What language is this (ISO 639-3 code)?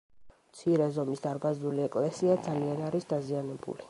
kat